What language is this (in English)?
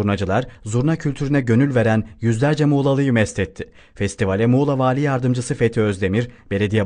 Turkish